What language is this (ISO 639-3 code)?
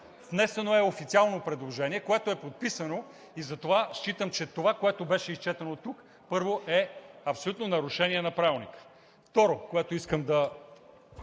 bul